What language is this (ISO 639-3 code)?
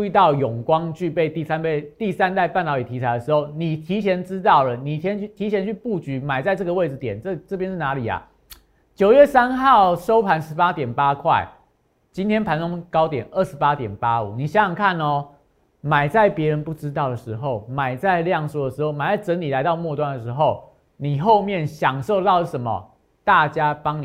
zho